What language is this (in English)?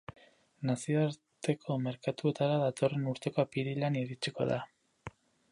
Basque